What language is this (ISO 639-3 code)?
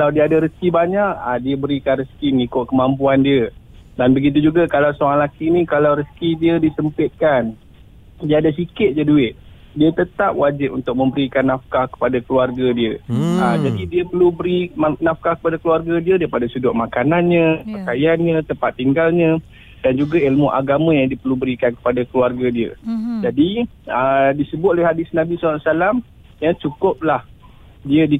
msa